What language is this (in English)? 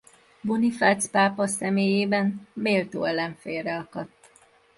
Hungarian